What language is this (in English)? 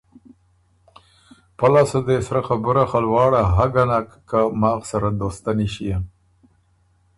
Ormuri